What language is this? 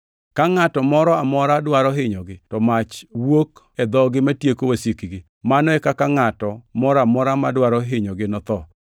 Luo (Kenya and Tanzania)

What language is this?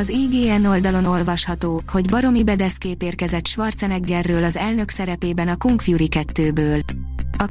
Hungarian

